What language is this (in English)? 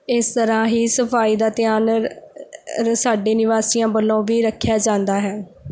Punjabi